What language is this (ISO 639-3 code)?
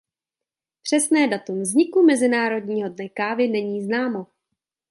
ces